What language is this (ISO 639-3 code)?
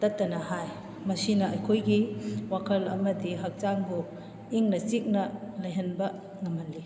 mni